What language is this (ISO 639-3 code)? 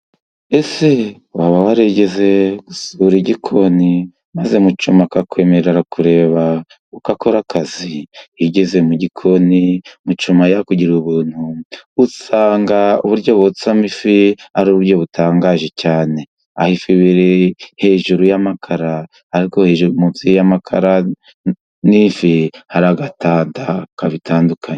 kin